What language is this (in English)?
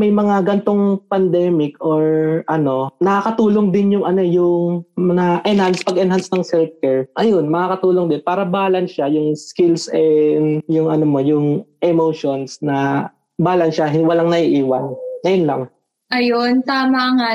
Filipino